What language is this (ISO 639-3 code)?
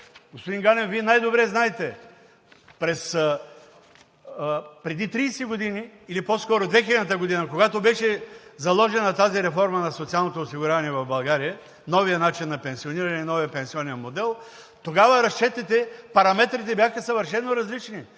bul